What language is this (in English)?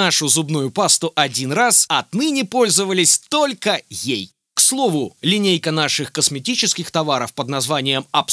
Russian